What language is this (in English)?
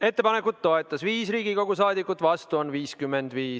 Estonian